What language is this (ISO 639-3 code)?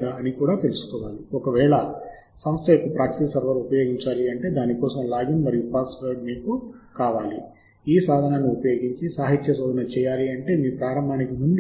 tel